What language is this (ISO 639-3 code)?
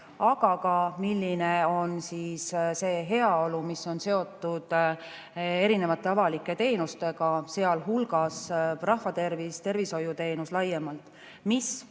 est